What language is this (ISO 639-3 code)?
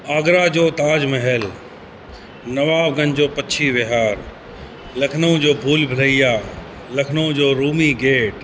snd